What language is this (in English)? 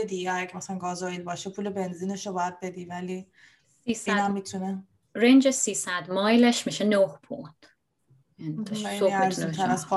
Persian